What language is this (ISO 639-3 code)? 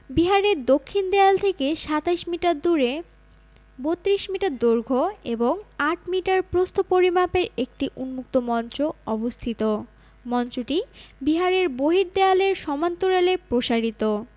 ben